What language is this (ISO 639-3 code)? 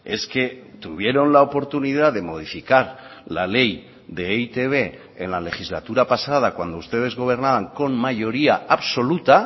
spa